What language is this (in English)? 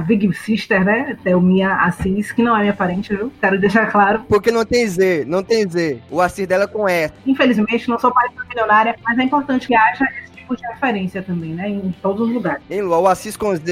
Portuguese